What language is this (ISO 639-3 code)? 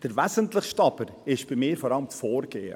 gsw